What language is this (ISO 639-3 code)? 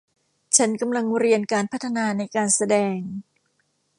tha